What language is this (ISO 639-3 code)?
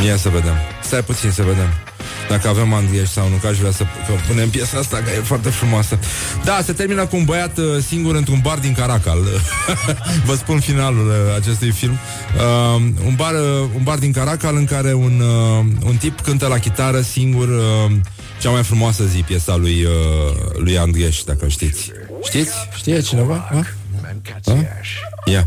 ron